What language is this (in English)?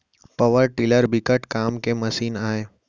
Chhattisgarhi